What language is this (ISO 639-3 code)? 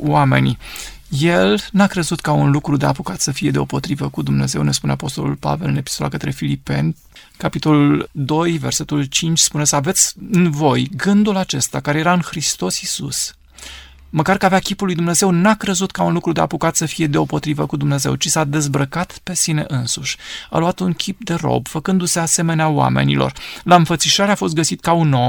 ron